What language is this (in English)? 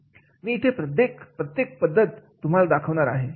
Marathi